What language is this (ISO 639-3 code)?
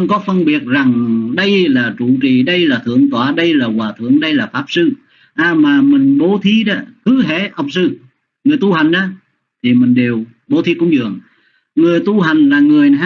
vie